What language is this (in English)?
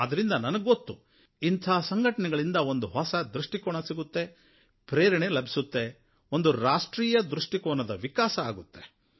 Kannada